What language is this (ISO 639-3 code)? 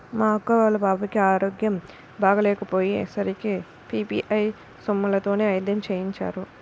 tel